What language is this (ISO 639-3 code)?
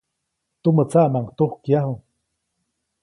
zoc